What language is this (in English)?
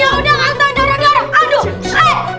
Indonesian